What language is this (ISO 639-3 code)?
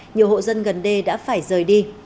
vie